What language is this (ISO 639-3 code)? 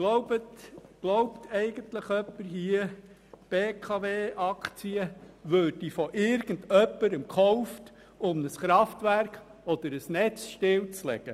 gsw